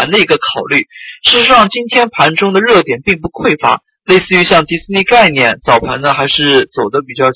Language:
Chinese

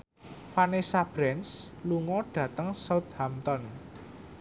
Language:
Javanese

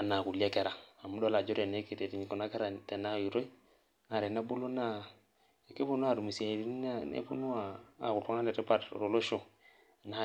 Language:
Masai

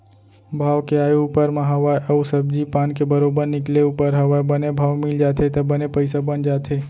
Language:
Chhattisgarhi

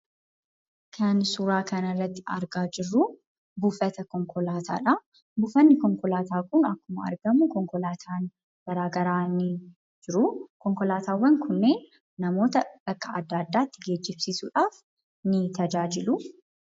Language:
Oromo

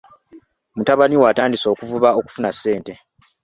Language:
Ganda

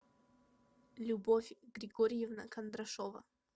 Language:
Russian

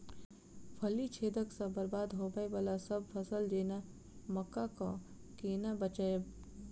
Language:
Maithili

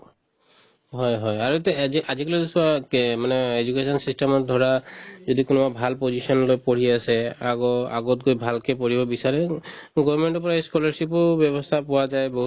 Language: Assamese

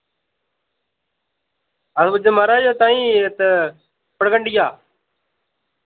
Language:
Dogri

